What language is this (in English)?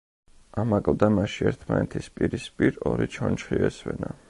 Georgian